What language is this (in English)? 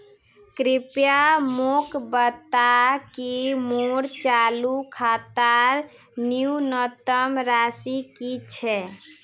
Magahi